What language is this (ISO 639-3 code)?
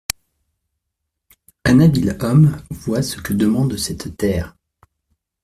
fra